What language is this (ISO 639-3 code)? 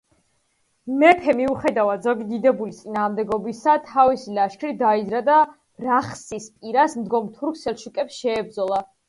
kat